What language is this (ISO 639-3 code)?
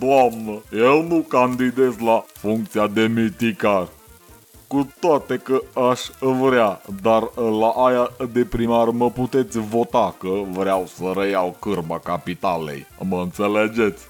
ron